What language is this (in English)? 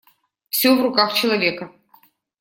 Russian